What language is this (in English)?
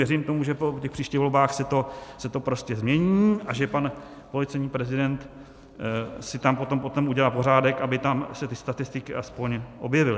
Czech